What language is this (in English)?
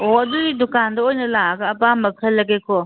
Manipuri